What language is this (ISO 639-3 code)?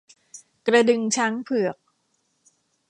tha